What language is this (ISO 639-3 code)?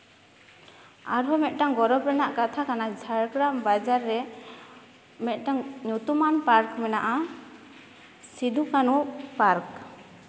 sat